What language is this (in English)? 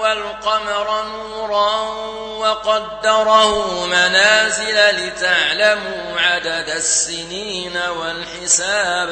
Arabic